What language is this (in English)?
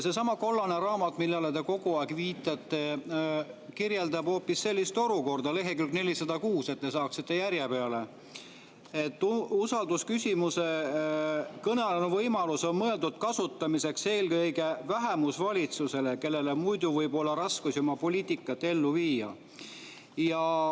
Estonian